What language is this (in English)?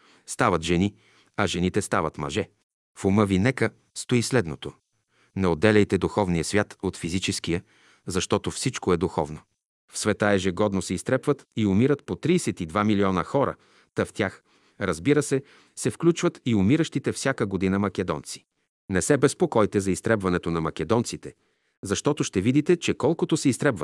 Bulgarian